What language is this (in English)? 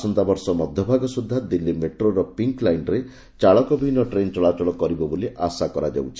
Odia